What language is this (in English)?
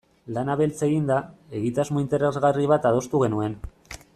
Basque